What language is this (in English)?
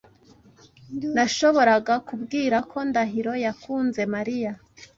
Kinyarwanda